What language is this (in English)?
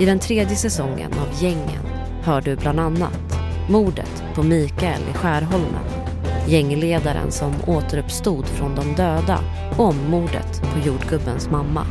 Swedish